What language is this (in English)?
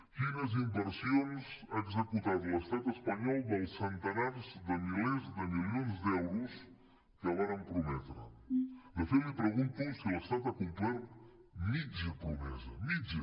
Catalan